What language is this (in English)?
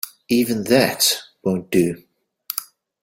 English